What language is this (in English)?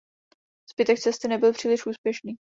Czech